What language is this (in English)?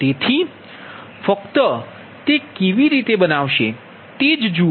Gujarati